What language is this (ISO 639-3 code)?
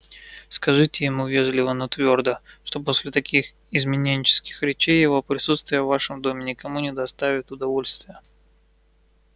rus